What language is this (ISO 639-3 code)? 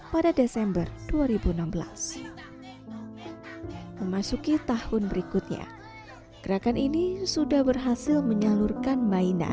ind